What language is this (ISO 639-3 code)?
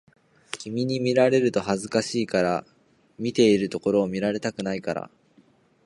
jpn